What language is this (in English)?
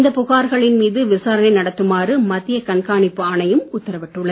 Tamil